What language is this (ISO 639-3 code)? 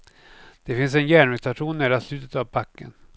swe